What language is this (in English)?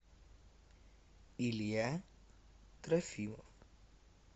Russian